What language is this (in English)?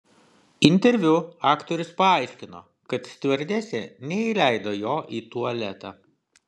Lithuanian